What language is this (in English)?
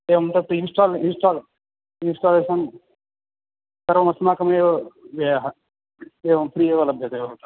Sanskrit